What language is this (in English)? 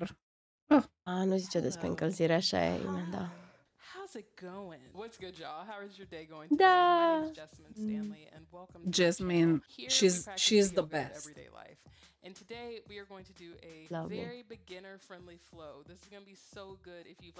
Romanian